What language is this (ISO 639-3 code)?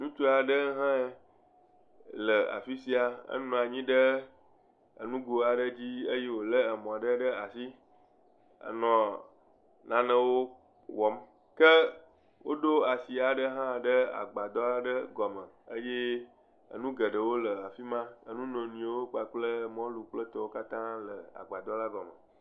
ewe